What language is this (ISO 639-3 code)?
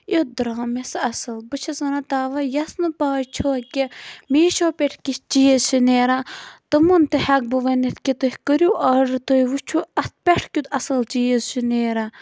kas